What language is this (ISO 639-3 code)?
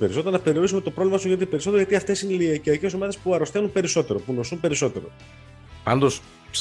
ell